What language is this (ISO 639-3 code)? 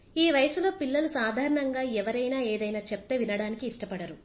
tel